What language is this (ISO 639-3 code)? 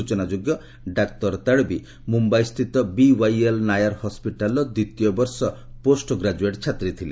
ori